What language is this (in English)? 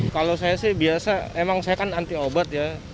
Indonesian